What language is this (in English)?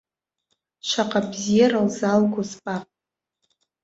Abkhazian